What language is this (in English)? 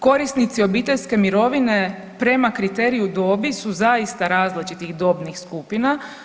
Croatian